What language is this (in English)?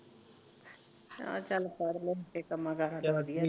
Punjabi